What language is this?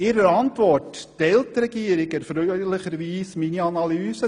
Swiss German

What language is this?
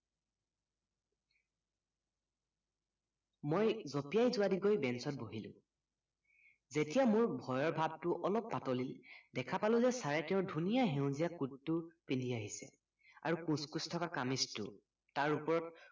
Assamese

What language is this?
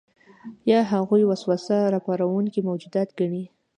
Pashto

